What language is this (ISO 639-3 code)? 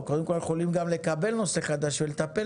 heb